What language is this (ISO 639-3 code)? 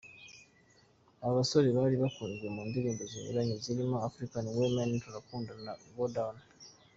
kin